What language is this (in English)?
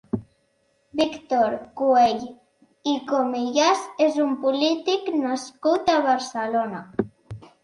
Catalan